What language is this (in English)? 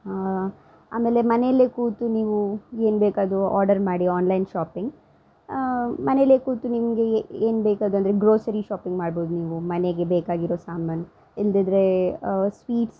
Kannada